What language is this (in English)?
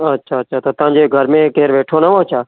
Sindhi